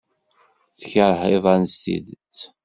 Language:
Kabyle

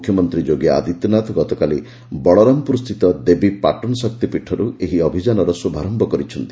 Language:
Odia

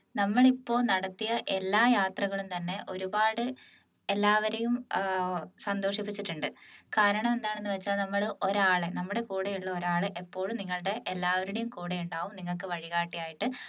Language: Malayalam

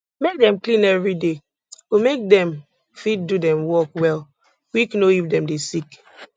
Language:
Nigerian Pidgin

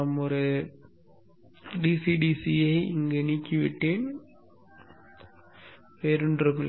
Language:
Tamil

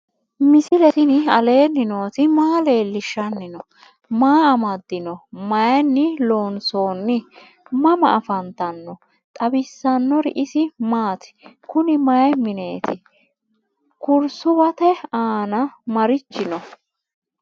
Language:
Sidamo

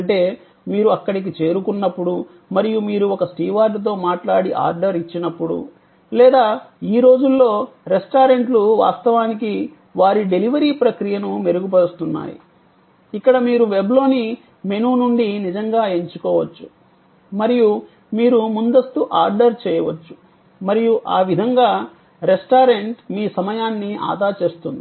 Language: Telugu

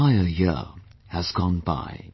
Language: English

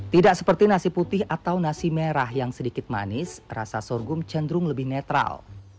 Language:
Indonesian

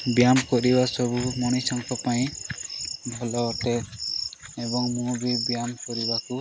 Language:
Odia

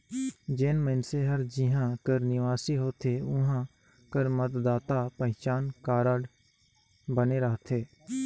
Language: Chhattisgarhi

